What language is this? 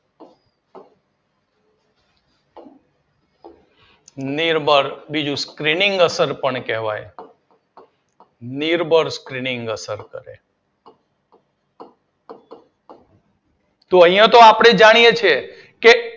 Gujarati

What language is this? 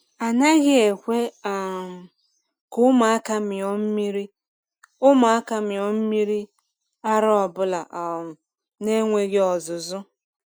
Igbo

